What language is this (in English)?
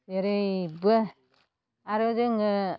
Bodo